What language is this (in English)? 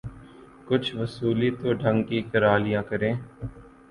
Urdu